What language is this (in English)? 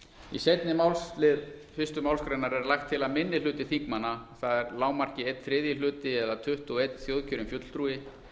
Icelandic